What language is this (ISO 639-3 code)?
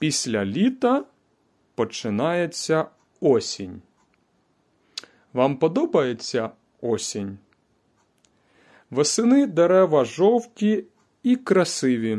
ukr